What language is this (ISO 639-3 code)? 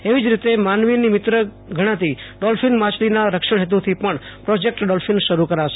guj